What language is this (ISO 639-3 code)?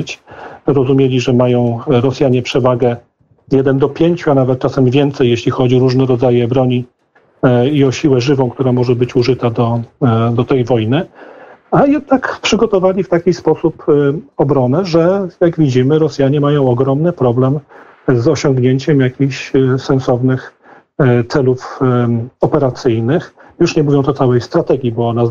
pol